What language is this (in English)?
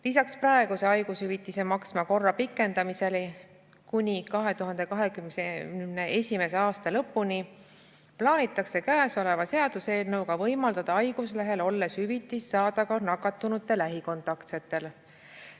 Estonian